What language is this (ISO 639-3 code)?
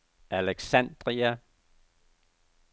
dan